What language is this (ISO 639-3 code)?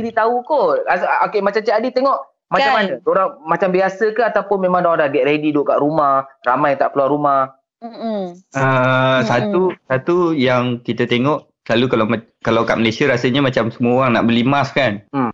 msa